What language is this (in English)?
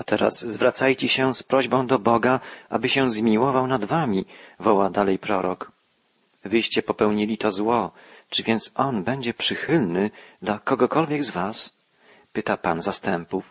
Polish